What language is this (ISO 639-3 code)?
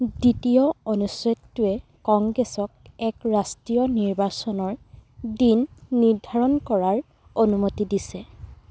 asm